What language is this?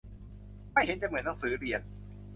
Thai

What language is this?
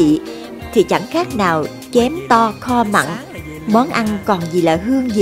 Vietnamese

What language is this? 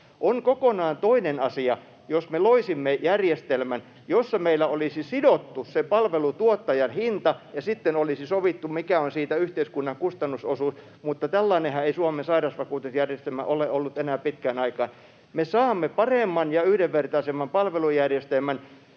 Finnish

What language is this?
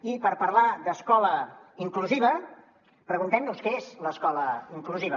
Catalan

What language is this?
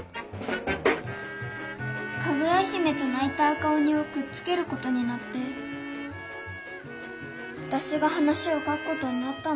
Japanese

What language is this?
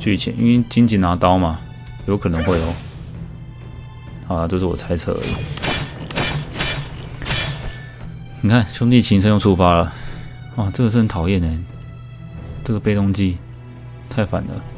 Chinese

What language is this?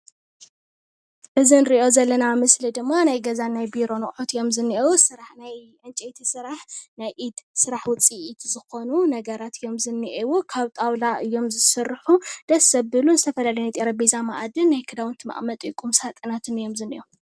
Tigrinya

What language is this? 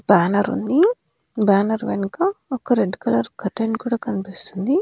Telugu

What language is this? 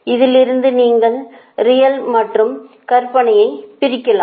Tamil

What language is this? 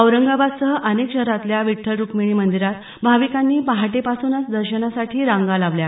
Marathi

